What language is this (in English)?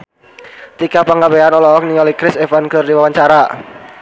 Sundanese